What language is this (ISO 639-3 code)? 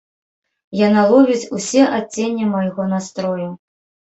bel